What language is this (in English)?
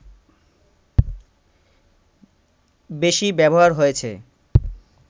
Bangla